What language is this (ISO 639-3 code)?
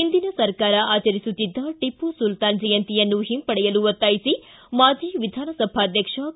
kan